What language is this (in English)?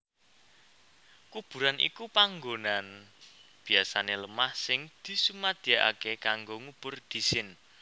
Javanese